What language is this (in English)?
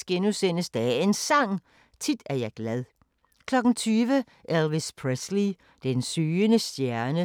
Danish